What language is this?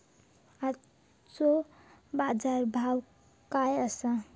Marathi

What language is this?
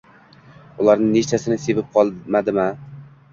Uzbek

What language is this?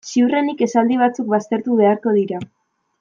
Basque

